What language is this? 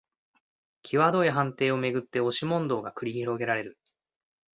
Japanese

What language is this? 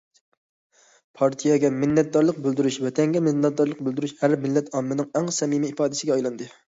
Uyghur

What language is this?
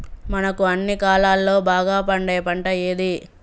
Telugu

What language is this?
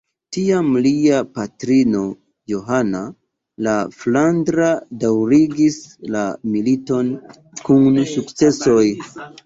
Esperanto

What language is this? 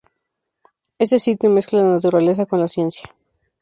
Spanish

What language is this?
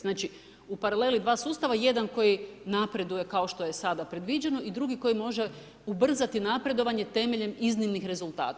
Croatian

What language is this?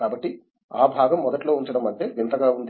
Telugu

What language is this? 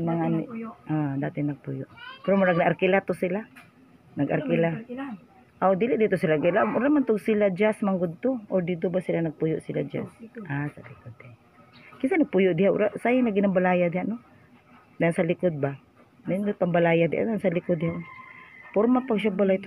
Filipino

